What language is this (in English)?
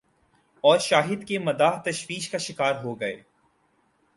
Urdu